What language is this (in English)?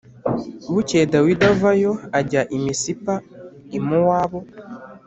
Kinyarwanda